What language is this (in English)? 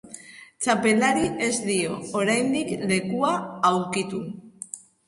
Basque